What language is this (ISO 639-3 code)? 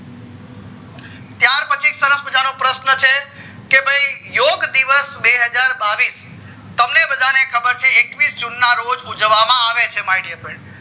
guj